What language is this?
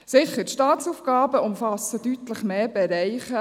Swiss German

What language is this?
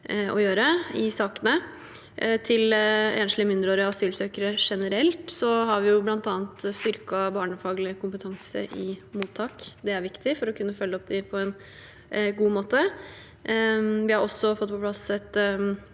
Norwegian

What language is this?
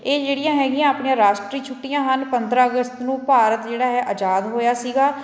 Punjabi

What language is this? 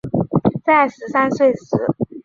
Chinese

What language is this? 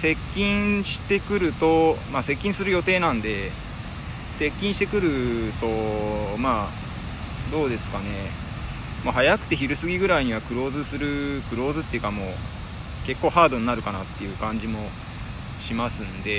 Japanese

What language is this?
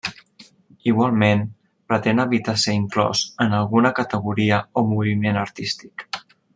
Catalan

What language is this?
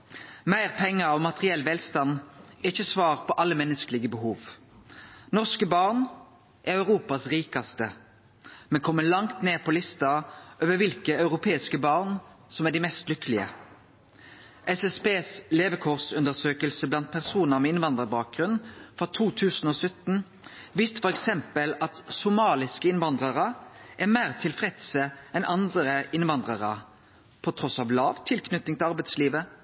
Norwegian Nynorsk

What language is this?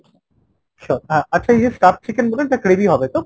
Bangla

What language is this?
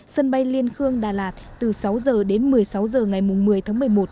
Vietnamese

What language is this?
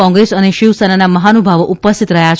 Gujarati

